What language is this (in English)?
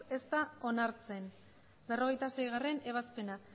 Basque